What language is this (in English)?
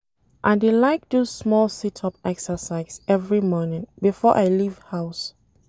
Nigerian Pidgin